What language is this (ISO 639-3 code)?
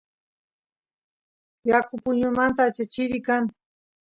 qus